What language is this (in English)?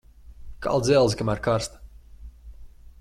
Latvian